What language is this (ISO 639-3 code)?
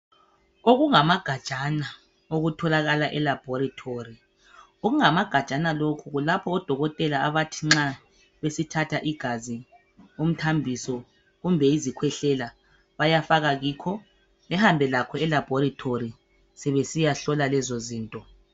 nde